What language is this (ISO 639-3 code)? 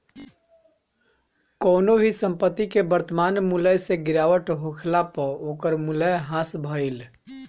bho